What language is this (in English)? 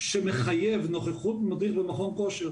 Hebrew